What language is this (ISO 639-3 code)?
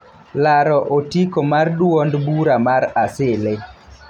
luo